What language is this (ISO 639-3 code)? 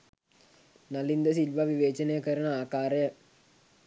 sin